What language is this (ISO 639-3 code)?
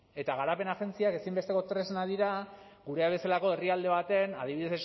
eus